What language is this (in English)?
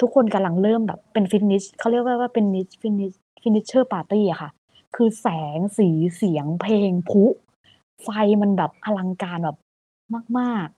Thai